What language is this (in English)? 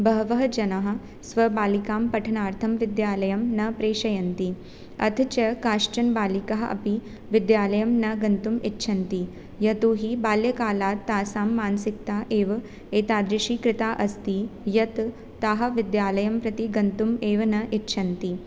Sanskrit